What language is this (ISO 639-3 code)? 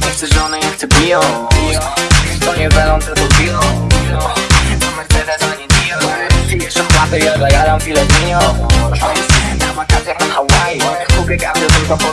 ind